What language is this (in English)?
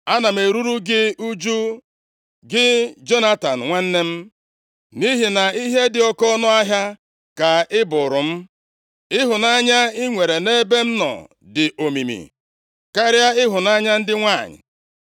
Igbo